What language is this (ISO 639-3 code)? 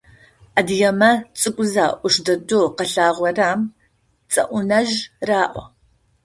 ady